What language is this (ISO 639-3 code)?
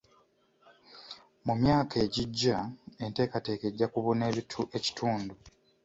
lug